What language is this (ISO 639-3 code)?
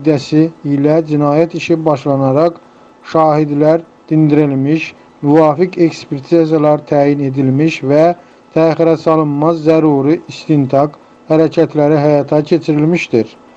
tur